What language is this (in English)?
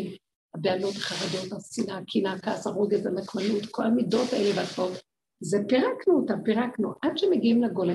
Hebrew